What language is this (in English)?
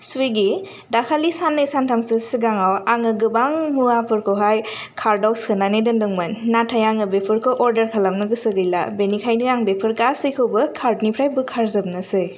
Bodo